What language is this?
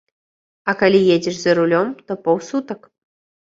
Belarusian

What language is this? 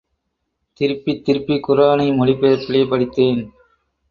Tamil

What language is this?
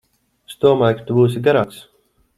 Latvian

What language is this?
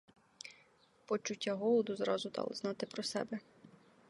Ukrainian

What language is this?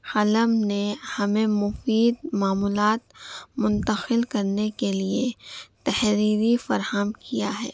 Urdu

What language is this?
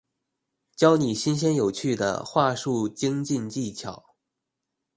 Chinese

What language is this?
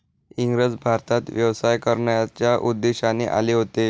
Marathi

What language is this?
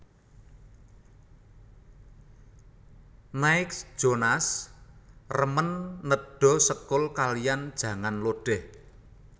Javanese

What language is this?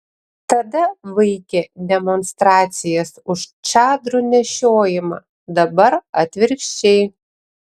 Lithuanian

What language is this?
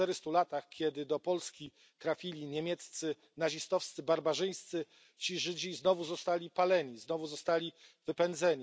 Polish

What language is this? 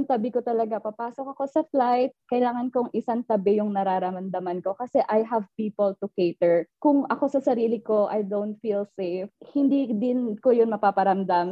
Filipino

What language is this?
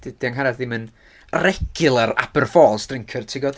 Welsh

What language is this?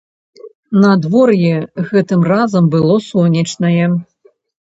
Belarusian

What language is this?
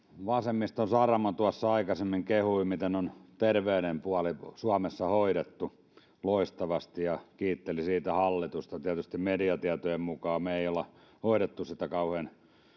Finnish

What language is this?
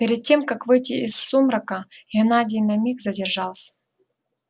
Russian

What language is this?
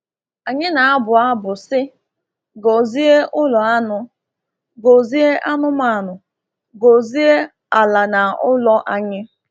Igbo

